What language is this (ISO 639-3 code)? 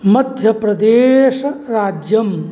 san